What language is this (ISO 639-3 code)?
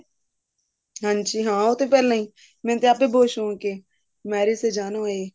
pan